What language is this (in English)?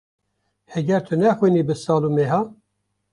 Kurdish